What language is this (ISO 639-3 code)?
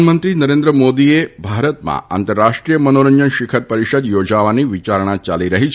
guj